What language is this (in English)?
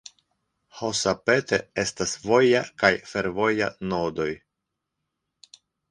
Esperanto